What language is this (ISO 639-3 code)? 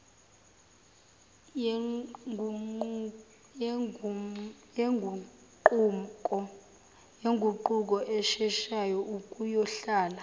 zul